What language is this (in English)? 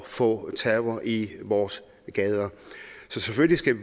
Danish